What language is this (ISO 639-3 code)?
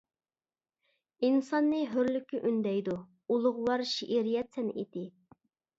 uig